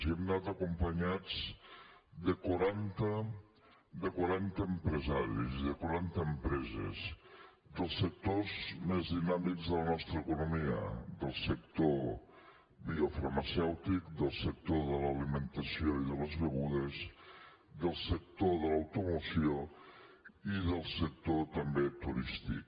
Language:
Catalan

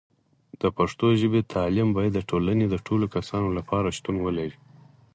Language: Pashto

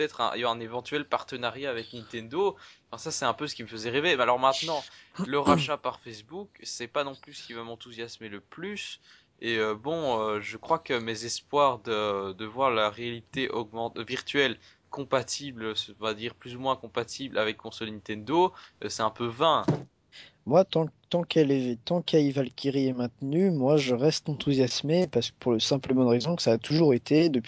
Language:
French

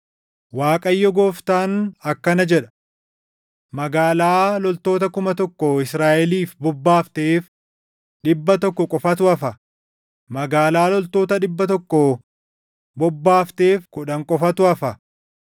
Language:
Oromo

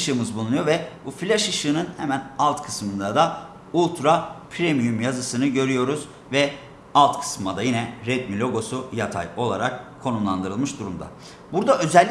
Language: Turkish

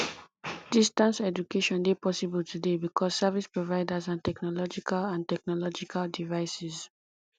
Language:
Nigerian Pidgin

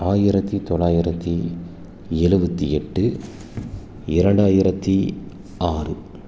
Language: Tamil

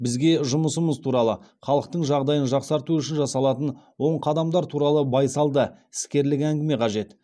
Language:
Kazakh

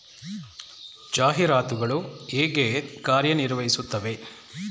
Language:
Kannada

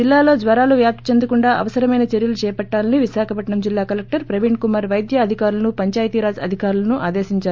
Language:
Telugu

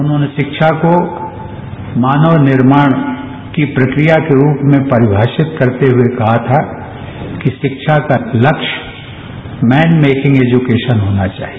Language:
Hindi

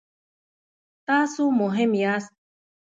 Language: Pashto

